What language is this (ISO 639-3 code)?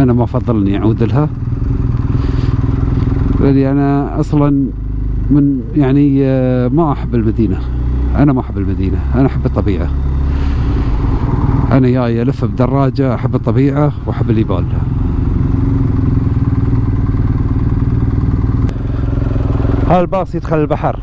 ara